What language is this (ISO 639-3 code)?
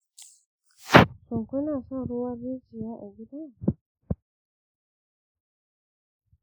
hau